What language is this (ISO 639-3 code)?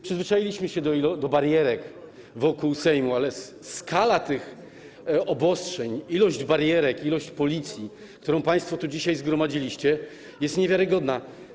pol